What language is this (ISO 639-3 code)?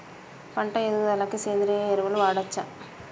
tel